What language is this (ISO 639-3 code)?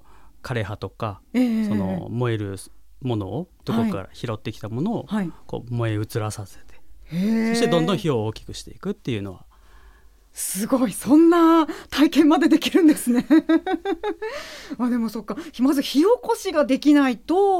jpn